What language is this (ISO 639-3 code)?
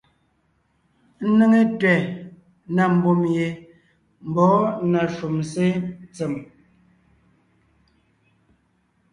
nnh